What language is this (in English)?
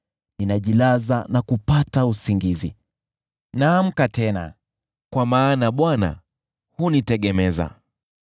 Swahili